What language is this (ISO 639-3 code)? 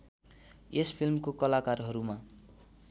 nep